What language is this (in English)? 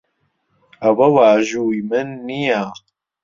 Central Kurdish